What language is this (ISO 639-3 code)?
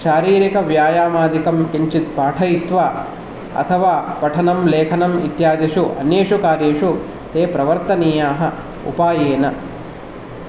san